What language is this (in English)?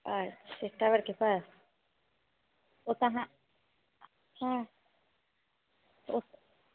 Maithili